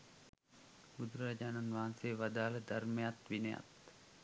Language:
Sinhala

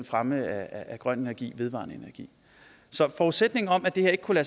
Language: Danish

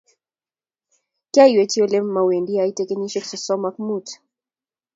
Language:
Kalenjin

